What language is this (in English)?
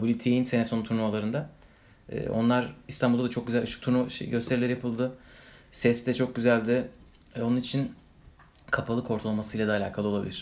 Turkish